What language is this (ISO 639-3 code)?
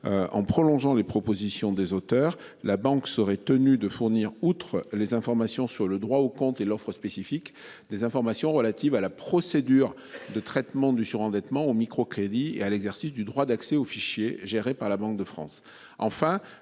fra